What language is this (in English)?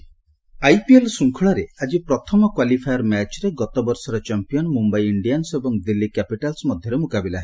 Odia